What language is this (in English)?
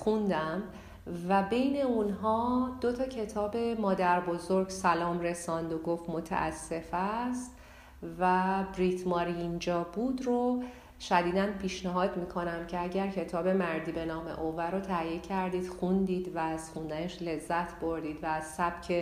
Persian